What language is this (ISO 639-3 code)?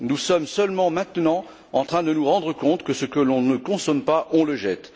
fra